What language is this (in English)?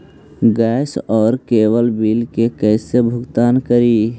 Magahi